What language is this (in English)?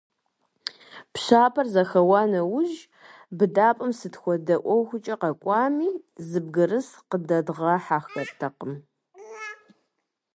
Kabardian